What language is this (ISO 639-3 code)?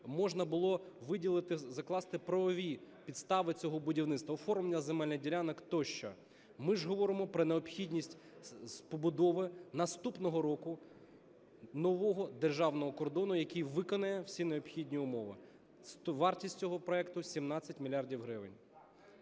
ukr